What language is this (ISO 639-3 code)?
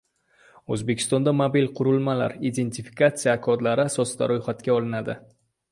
uzb